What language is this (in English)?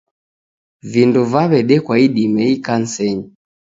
Taita